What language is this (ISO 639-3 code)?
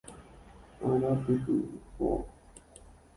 grn